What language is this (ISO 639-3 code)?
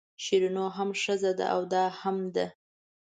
pus